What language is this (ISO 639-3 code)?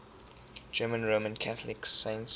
eng